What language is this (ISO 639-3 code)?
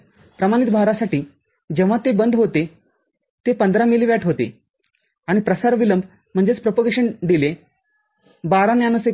mar